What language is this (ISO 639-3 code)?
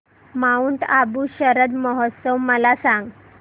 mar